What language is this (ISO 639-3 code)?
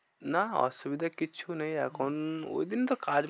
ben